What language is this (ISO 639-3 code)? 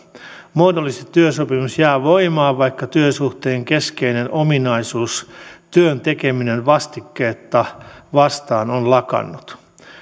fin